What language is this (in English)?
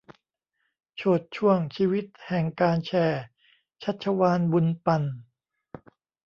Thai